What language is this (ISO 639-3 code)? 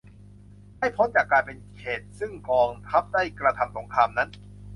tha